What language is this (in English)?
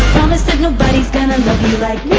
English